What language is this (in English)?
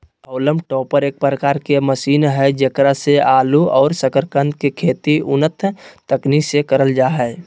Magahi